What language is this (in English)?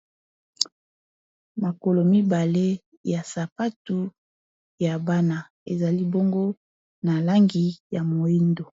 Lingala